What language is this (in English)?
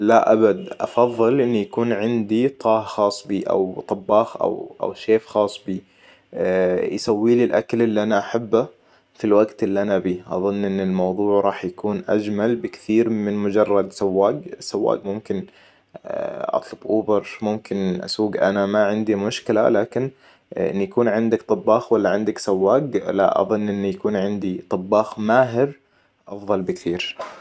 Hijazi Arabic